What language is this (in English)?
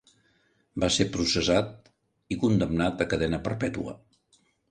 Catalan